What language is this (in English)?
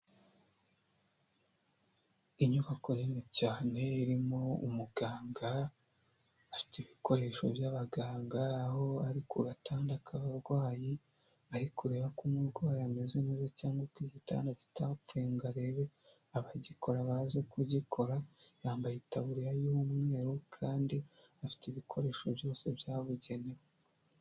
Kinyarwanda